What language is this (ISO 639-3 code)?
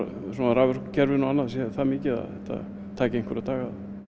isl